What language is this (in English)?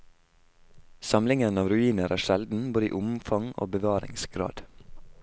Norwegian